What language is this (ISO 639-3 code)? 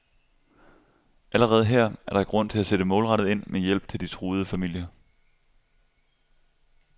dan